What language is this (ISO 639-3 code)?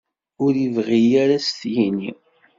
kab